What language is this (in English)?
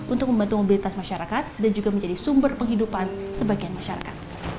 Indonesian